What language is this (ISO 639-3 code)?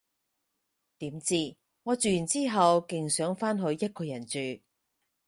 yue